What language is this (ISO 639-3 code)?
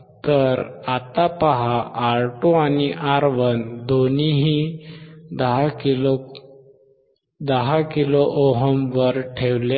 mar